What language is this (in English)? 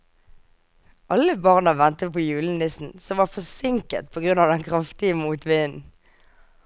Norwegian